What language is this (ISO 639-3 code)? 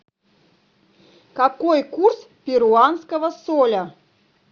rus